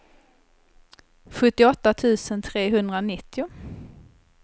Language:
Swedish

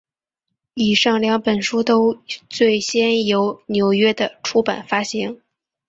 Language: Chinese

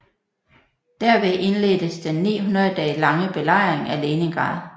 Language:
Danish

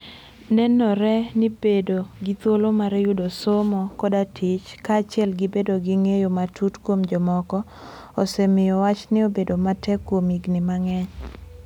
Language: Luo (Kenya and Tanzania)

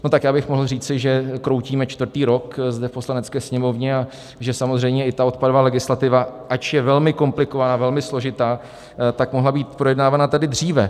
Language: Czech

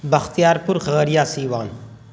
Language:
Urdu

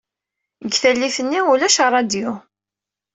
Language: Kabyle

